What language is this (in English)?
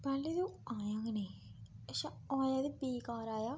Dogri